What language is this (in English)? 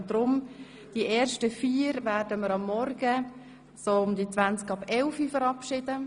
Swiss German